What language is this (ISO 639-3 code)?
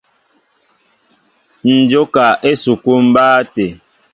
mbo